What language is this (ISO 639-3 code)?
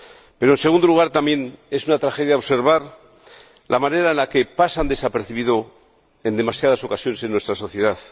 spa